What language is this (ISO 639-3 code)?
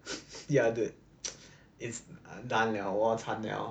eng